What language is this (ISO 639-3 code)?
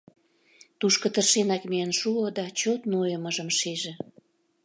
chm